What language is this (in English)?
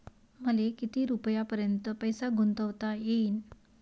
Marathi